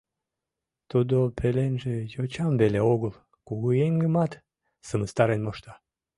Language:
Mari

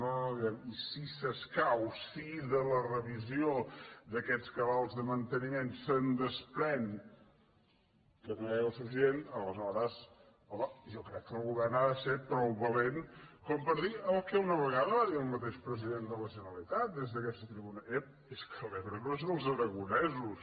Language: Catalan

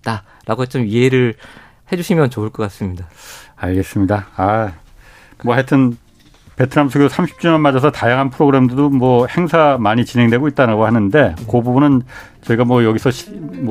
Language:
Korean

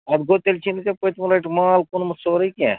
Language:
Kashmiri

